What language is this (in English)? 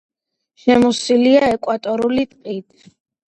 Georgian